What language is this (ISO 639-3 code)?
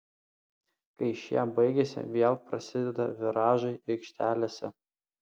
lit